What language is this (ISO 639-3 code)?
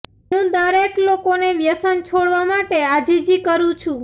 guj